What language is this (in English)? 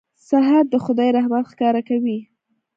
Pashto